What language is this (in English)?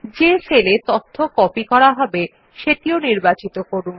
Bangla